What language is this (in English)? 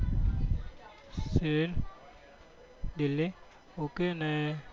Gujarati